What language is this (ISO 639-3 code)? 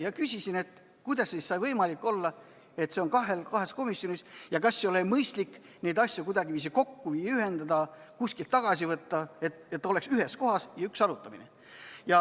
est